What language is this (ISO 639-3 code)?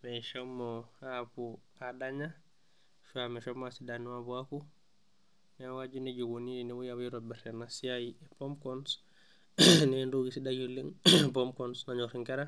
mas